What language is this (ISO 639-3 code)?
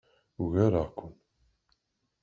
kab